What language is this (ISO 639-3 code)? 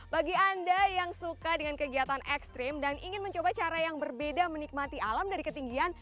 ind